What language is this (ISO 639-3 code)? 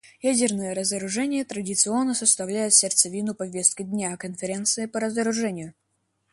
rus